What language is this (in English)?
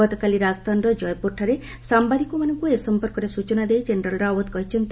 Odia